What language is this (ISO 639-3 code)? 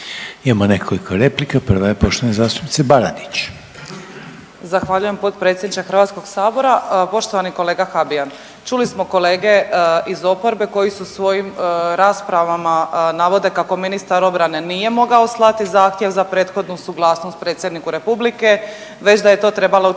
hrv